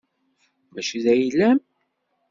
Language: Kabyle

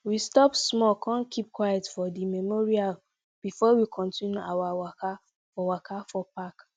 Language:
Nigerian Pidgin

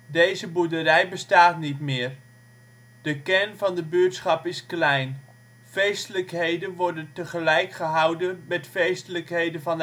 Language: Dutch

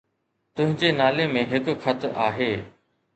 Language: Sindhi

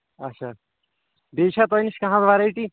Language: Kashmiri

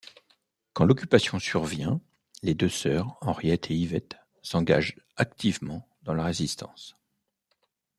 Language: French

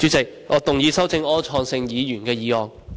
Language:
Cantonese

